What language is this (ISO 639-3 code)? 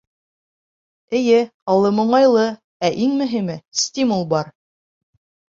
bak